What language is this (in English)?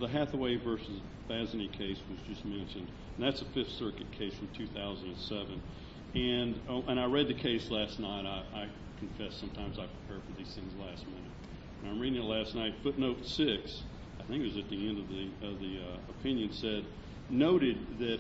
English